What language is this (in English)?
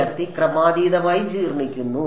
Malayalam